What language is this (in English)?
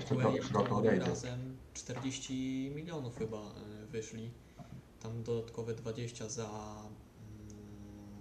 Polish